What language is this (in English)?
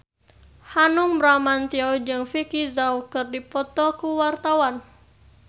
Sundanese